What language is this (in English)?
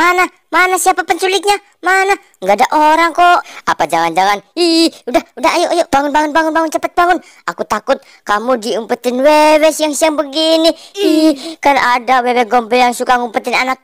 Indonesian